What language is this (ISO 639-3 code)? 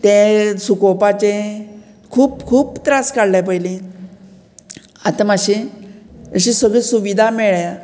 kok